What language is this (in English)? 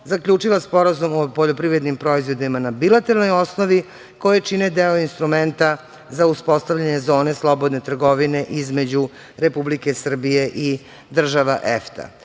Serbian